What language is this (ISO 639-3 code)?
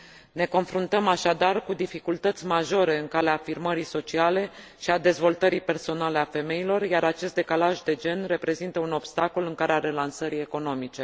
ron